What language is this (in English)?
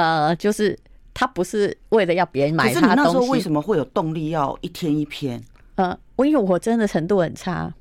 Chinese